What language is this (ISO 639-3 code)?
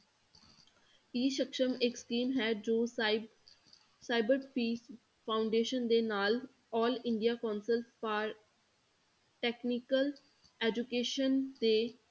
pan